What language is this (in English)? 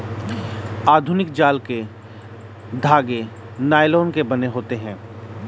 Hindi